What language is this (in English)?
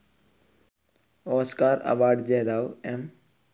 Malayalam